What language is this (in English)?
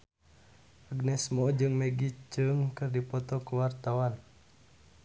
Sundanese